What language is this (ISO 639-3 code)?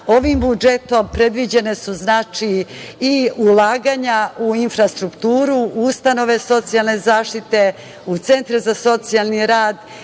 srp